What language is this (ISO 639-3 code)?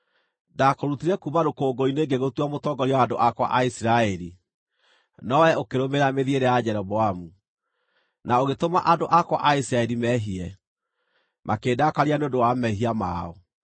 kik